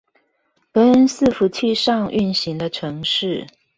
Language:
Chinese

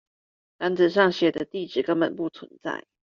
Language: Chinese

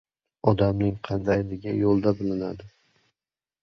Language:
Uzbek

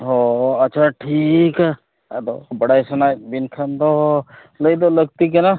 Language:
Santali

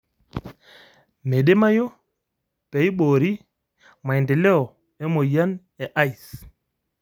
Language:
Masai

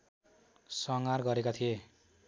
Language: Nepali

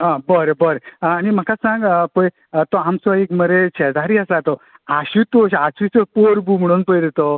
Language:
Konkani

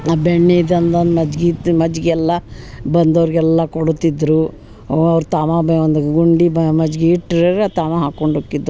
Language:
Kannada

